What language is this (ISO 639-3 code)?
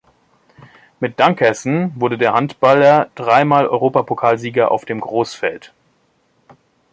deu